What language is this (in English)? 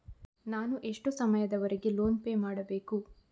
Kannada